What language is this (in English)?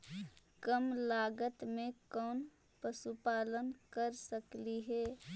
Magahi